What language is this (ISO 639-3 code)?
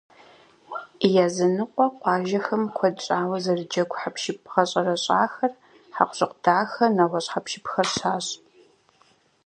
kbd